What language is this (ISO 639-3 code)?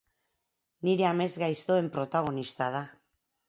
eus